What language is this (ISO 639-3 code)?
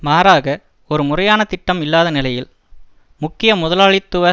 tam